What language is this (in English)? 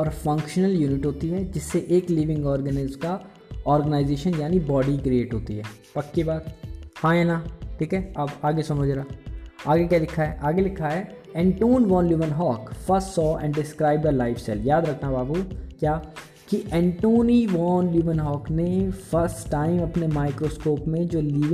Hindi